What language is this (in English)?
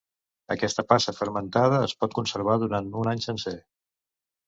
Catalan